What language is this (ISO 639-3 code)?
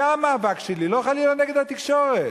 heb